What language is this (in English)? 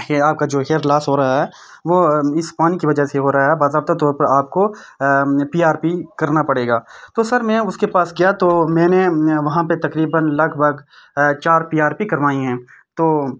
Urdu